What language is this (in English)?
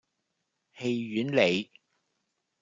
Cantonese